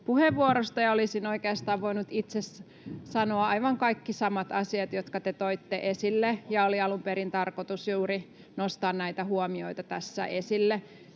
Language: Finnish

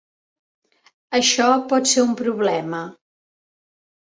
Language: Catalan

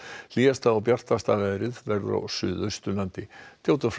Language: Icelandic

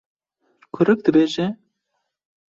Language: Kurdish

